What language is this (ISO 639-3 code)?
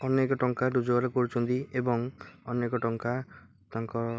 ori